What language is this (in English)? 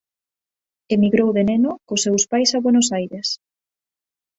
Galician